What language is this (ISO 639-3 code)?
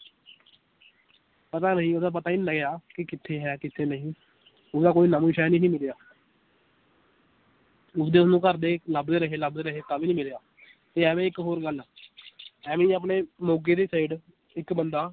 pan